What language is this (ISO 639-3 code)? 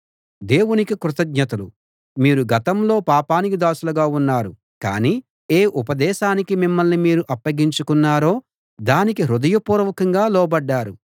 tel